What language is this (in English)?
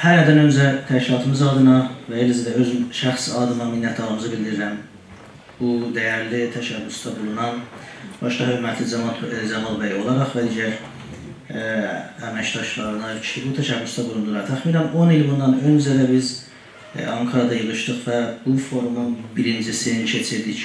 Turkish